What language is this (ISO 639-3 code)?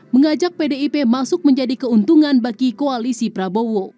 ind